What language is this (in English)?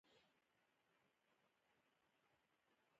Pashto